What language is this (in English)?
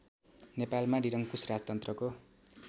Nepali